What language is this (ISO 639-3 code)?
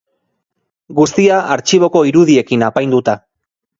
eus